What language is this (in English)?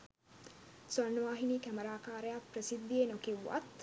Sinhala